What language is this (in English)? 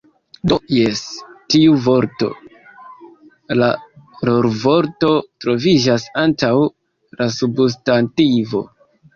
Esperanto